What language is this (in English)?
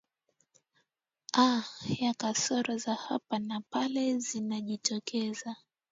Swahili